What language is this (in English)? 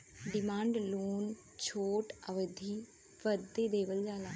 Bhojpuri